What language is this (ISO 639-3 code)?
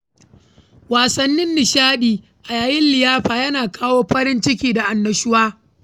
hau